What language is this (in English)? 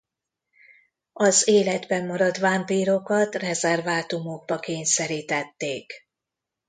Hungarian